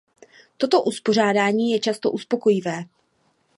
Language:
Czech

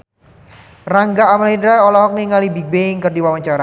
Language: Sundanese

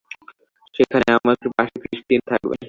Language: Bangla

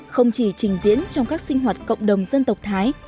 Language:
Vietnamese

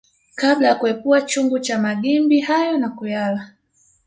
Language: Swahili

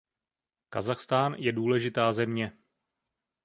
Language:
Czech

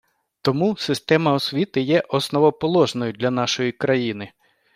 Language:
Ukrainian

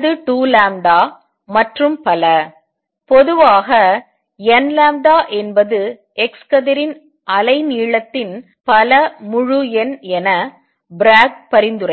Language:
Tamil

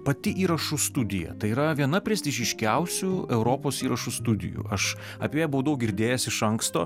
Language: Lithuanian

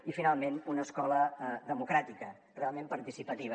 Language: Catalan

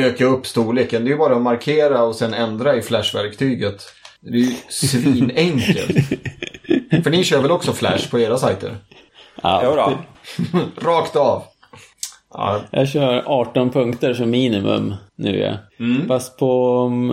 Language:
Swedish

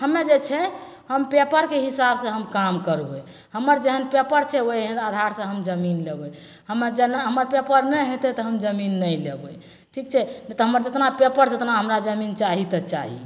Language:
Maithili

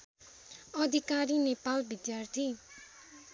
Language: Nepali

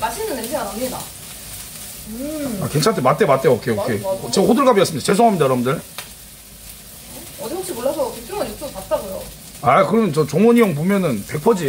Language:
Korean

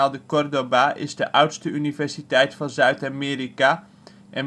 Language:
Dutch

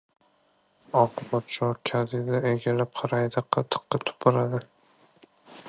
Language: Uzbek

